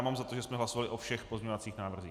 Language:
Czech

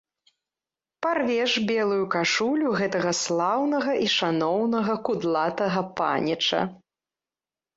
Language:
Belarusian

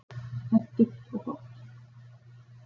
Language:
Icelandic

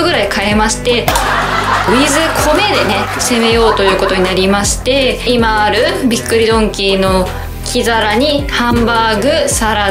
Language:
Japanese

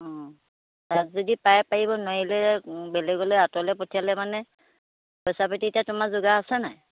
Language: Assamese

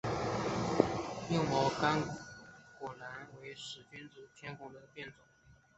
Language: Chinese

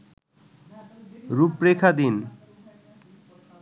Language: Bangla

